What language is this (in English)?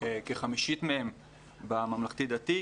Hebrew